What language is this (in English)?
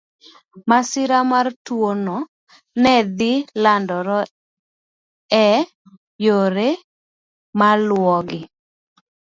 Luo (Kenya and Tanzania)